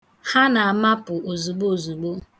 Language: Igbo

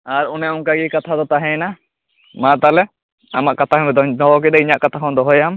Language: Santali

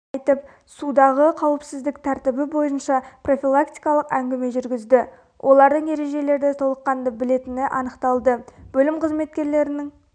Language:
Kazakh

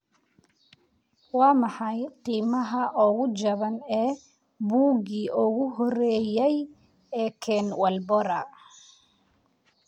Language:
Somali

